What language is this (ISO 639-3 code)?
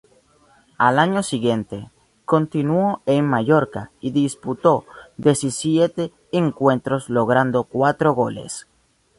spa